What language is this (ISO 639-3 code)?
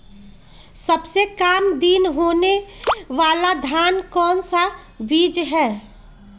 mag